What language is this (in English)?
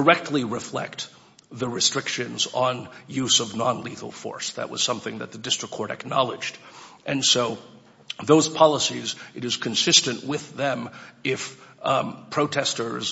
English